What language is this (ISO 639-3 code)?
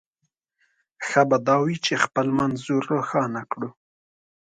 pus